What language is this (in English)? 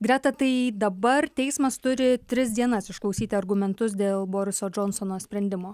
Lithuanian